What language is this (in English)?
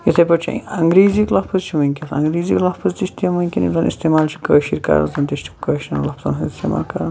Kashmiri